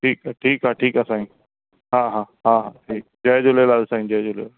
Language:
Sindhi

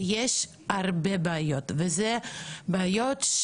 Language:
Hebrew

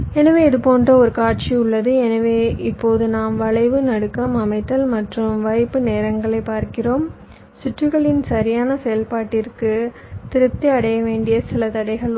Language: Tamil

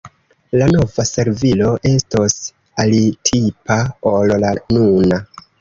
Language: Esperanto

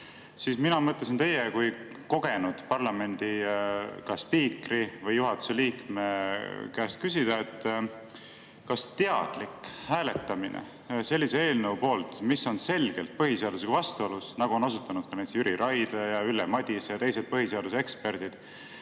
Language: Estonian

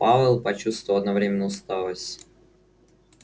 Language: Russian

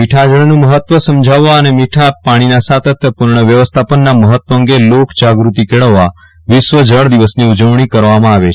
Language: Gujarati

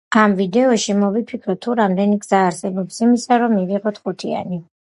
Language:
Georgian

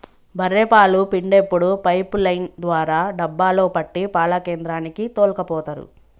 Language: Telugu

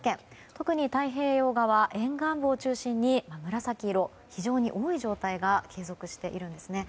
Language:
Japanese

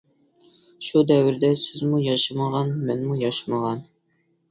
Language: Uyghur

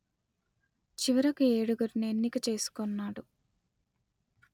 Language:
Telugu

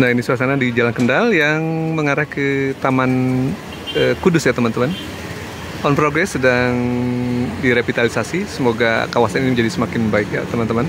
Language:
Indonesian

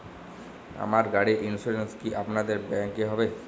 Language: Bangla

